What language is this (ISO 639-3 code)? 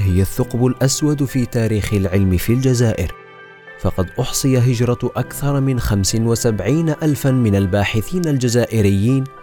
ara